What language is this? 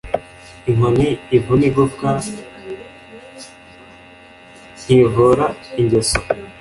Kinyarwanda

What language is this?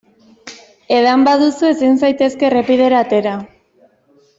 Basque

